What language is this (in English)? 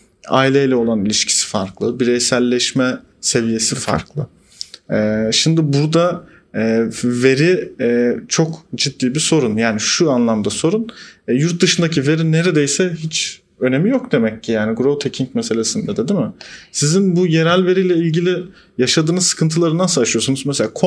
Turkish